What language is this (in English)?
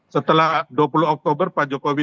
Indonesian